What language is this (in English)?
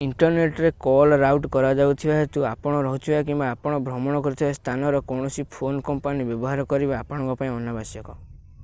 Odia